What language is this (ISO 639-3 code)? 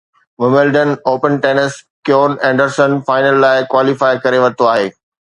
snd